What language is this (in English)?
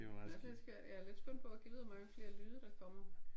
Danish